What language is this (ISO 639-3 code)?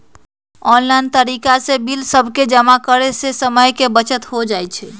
mag